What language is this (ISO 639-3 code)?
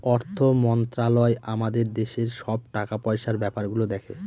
ben